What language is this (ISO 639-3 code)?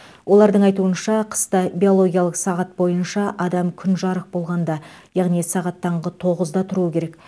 kaz